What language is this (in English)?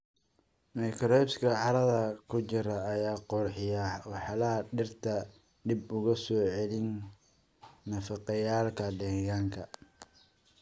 Somali